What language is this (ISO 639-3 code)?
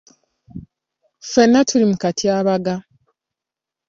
lug